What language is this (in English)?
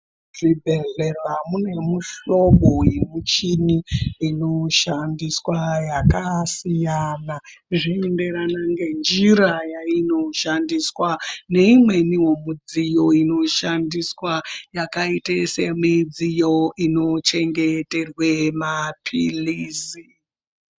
Ndau